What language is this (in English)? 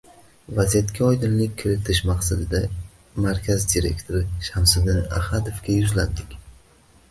Uzbek